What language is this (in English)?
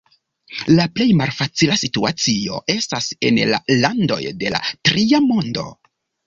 Esperanto